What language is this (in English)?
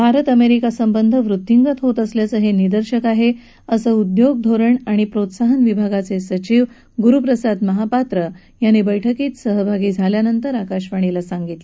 Marathi